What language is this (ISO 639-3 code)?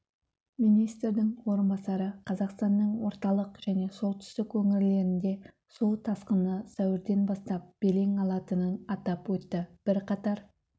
kaz